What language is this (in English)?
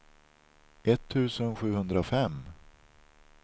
Swedish